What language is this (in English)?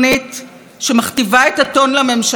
Hebrew